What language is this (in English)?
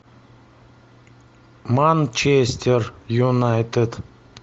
Russian